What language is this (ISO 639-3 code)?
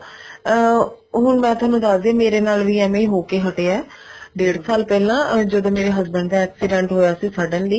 pan